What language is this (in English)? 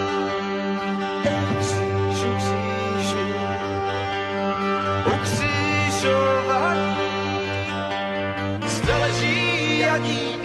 Slovak